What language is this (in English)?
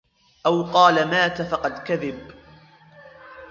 Arabic